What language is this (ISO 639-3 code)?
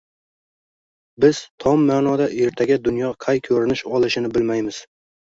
uzb